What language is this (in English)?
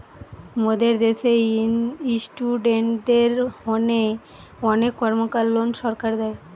Bangla